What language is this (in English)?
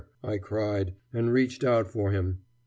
English